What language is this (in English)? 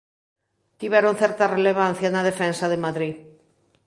Galician